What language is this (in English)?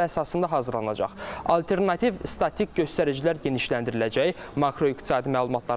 Turkish